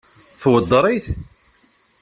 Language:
Kabyle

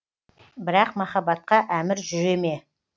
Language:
Kazakh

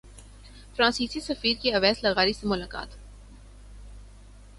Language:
Urdu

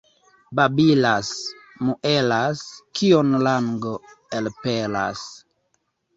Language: Esperanto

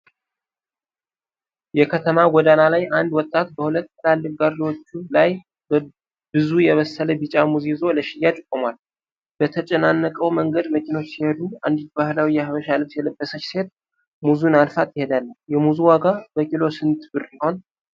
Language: Amharic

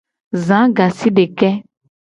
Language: Gen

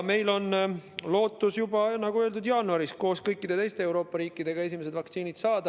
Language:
Estonian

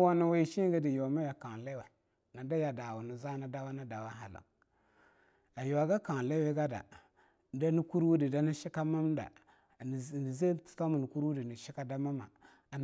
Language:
Longuda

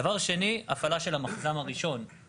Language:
Hebrew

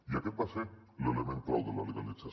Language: Catalan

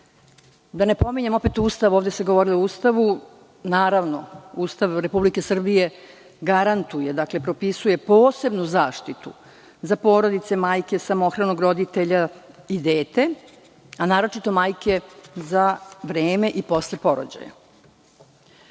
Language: Serbian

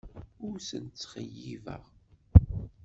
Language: Kabyle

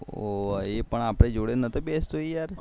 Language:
Gujarati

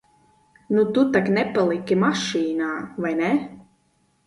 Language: Latvian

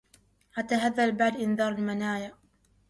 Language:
Arabic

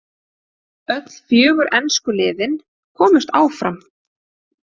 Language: Icelandic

